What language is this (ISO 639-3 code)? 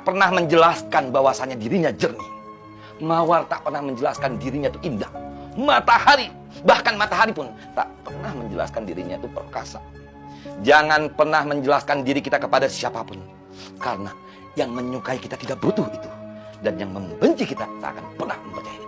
ind